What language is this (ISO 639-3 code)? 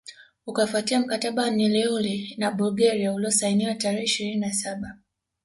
swa